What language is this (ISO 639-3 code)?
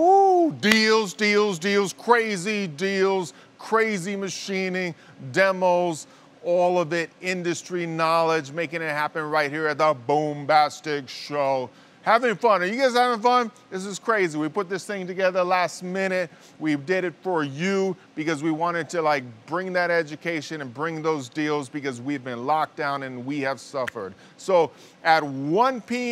eng